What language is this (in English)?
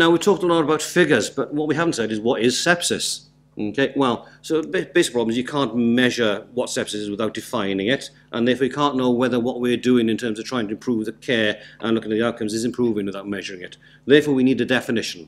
English